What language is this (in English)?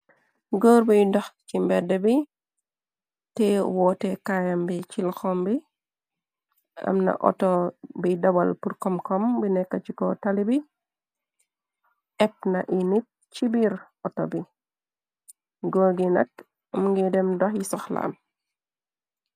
Wolof